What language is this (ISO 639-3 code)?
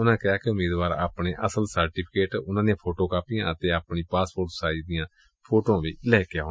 pan